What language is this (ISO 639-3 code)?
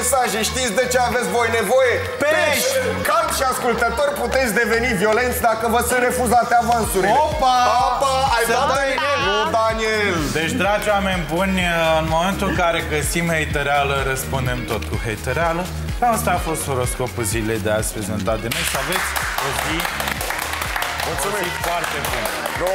ron